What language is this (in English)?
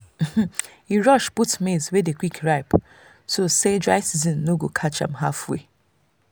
Nigerian Pidgin